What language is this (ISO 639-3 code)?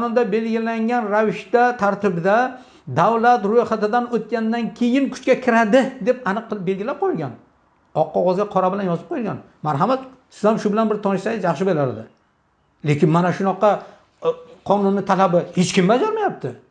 tur